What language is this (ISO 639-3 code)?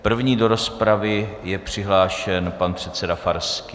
ces